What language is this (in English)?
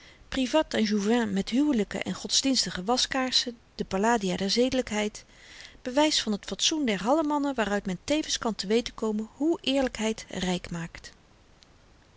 Dutch